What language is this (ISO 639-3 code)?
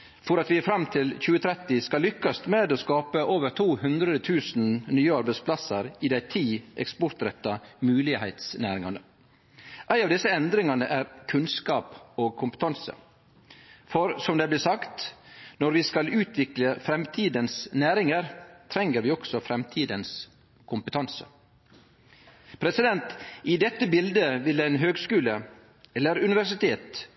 nno